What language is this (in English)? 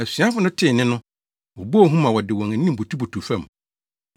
Akan